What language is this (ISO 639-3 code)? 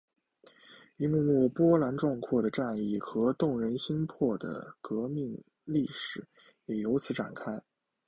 zho